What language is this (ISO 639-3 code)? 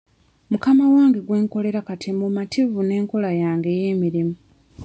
lug